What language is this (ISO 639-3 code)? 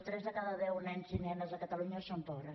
cat